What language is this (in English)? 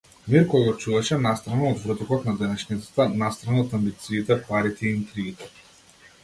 Macedonian